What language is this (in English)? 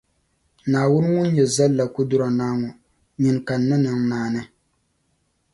Dagbani